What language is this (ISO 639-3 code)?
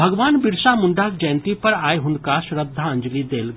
mai